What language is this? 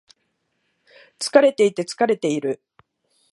Japanese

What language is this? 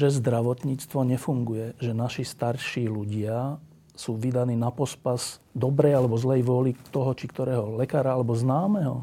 Slovak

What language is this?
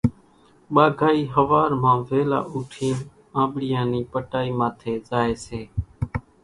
Kachi Koli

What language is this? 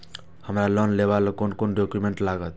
Maithili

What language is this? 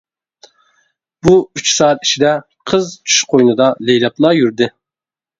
Uyghur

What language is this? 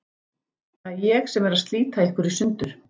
Icelandic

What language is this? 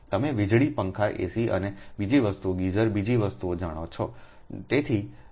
Gujarati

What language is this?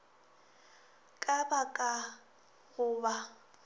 Northern Sotho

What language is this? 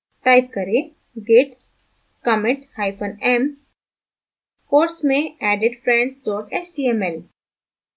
Hindi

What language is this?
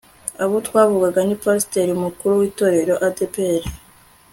Kinyarwanda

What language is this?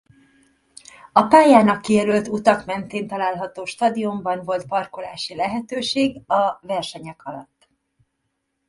Hungarian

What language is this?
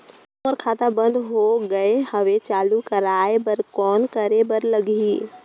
Chhattisgarhi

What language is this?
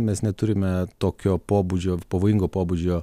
Lithuanian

